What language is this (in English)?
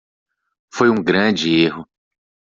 Portuguese